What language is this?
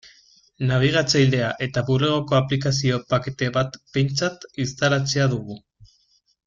Basque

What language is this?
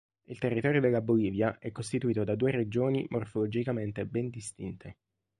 Italian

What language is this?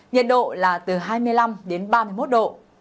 Vietnamese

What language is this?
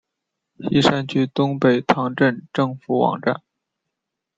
Chinese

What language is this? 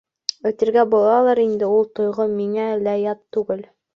Bashkir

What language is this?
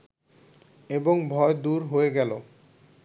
Bangla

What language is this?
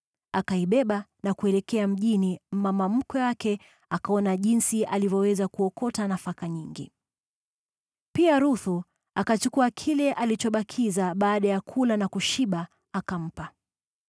Swahili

